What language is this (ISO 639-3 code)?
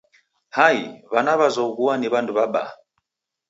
dav